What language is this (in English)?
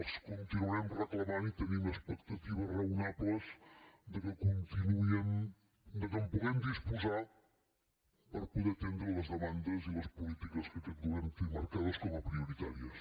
Catalan